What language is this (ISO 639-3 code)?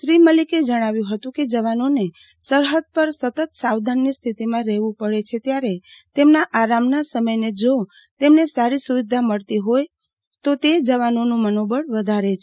guj